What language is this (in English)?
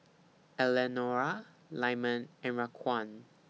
English